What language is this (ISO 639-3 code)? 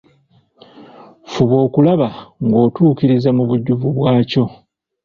lug